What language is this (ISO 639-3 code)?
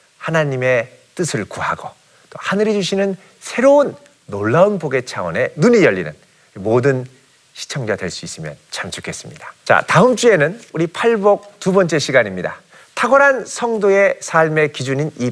kor